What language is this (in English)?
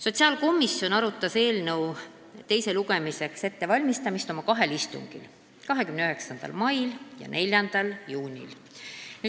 Estonian